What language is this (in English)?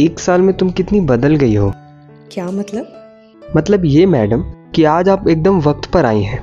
Hindi